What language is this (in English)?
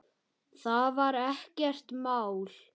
Icelandic